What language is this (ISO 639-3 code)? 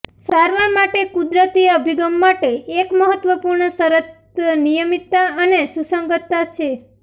guj